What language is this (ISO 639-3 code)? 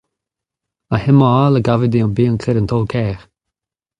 bre